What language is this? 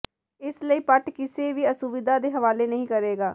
Punjabi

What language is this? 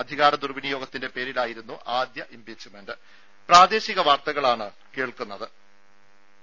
Malayalam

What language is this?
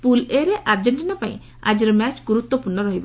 Odia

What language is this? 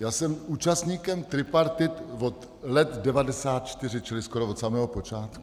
Czech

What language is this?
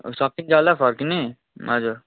Nepali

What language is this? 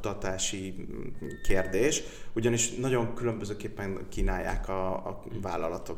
Hungarian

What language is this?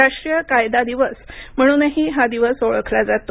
Marathi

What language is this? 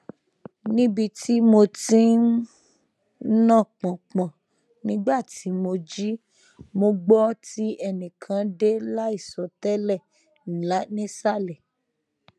Yoruba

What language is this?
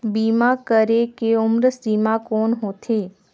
Chhattisgarhi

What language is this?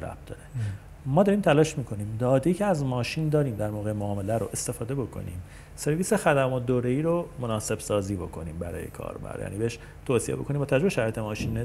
Persian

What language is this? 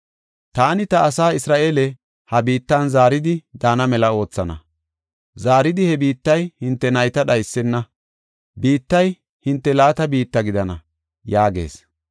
Gofa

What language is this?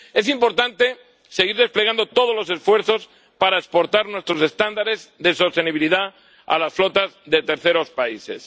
Spanish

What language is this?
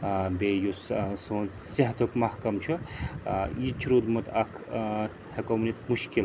Kashmiri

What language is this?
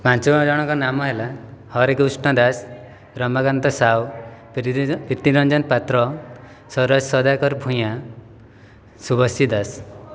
Odia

